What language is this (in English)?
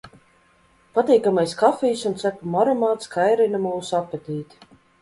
Latvian